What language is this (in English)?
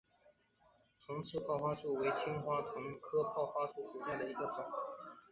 Chinese